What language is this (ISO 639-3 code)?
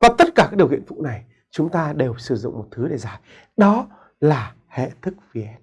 vie